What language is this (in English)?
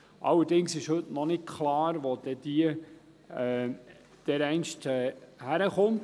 Swiss German